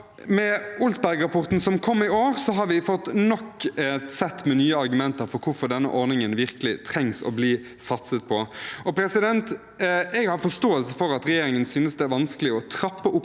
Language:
Norwegian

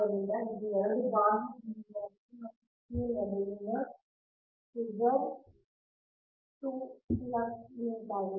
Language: Kannada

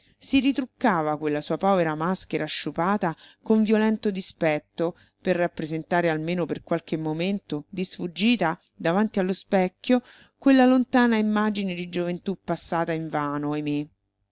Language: Italian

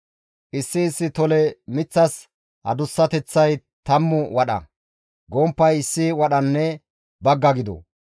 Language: Gamo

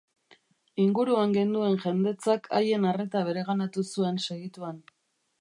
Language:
Basque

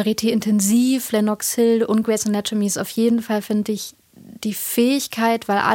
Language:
German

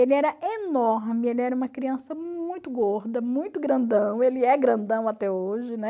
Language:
Portuguese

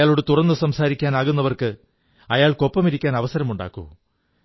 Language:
Malayalam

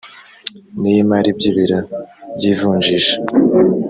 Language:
Kinyarwanda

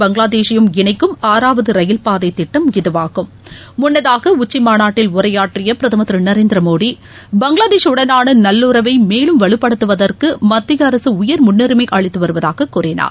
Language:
Tamil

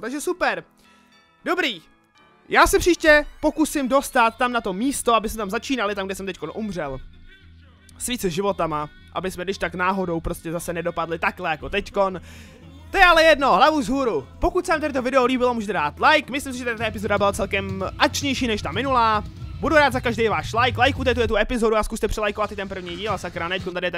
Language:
Czech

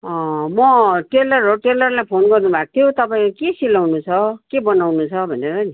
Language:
Nepali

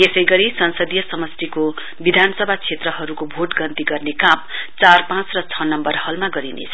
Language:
Nepali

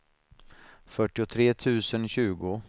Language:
Swedish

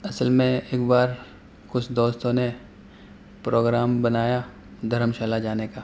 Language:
Urdu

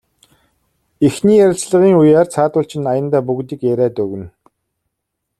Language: Mongolian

